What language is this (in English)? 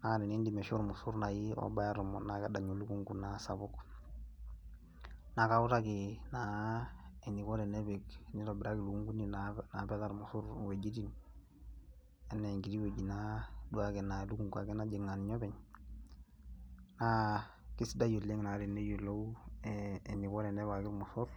Masai